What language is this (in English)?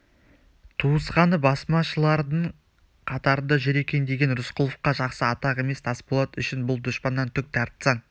Kazakh